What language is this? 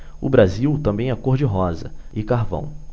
Portuguese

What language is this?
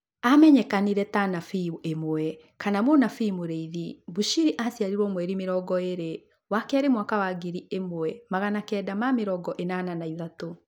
Kikuyu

